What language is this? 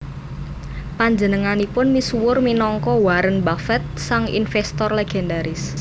Javanese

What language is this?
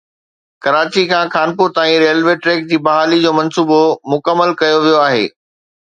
Sindhi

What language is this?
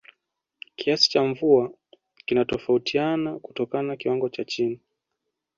Swahili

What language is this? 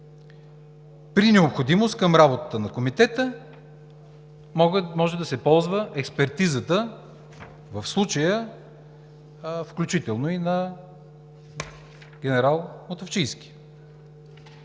Bulgarian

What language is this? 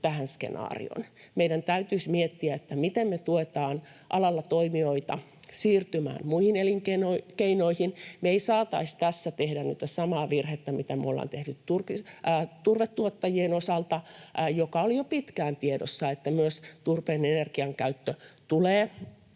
Finnish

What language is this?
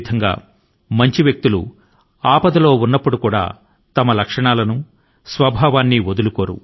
Telugu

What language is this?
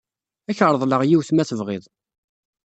Kabyle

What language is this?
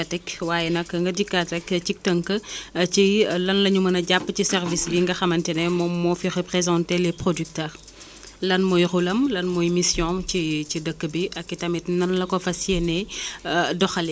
Wolof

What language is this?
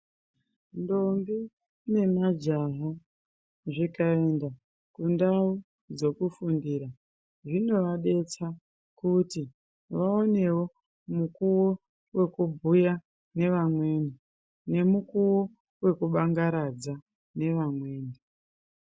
Ndau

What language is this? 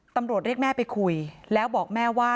Thai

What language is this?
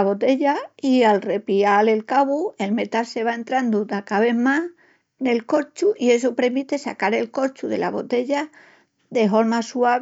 Extremaduran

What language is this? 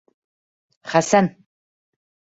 Bashkir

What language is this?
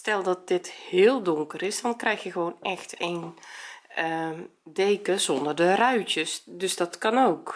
Dutch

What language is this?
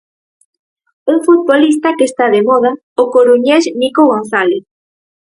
Galician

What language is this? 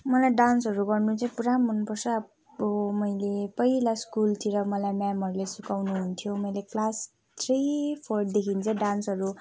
Nepali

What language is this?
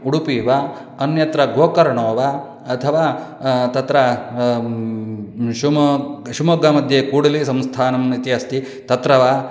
Sanskrit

